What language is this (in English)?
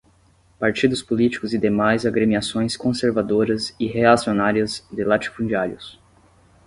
Portuguese